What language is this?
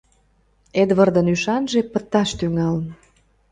Mari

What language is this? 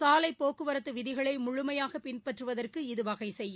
Tamil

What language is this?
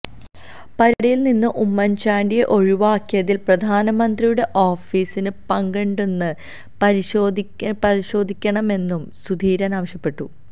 Malayalam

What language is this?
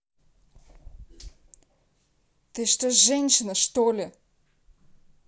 Russian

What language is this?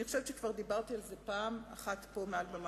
Hebrew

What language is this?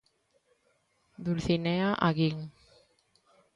Galician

